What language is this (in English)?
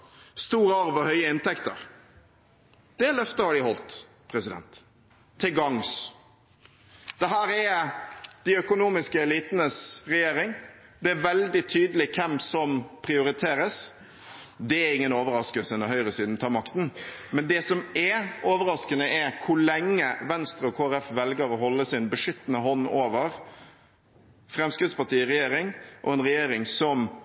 Norwegian Bokmål